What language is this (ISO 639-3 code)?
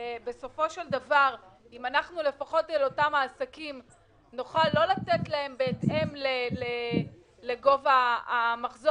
heb